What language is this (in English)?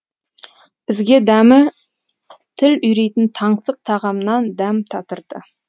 Kazakh